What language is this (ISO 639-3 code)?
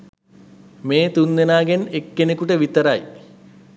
sin